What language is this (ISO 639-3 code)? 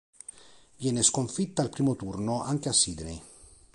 ita